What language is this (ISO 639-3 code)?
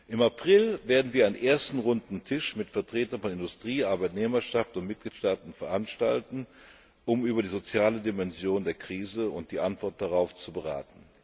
deu